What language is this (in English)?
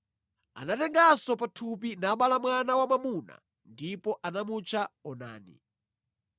Nyanja